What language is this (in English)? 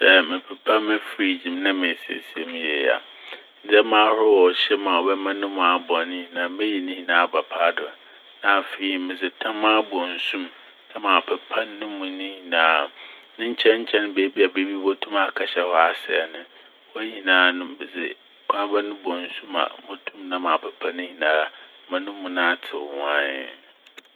Akan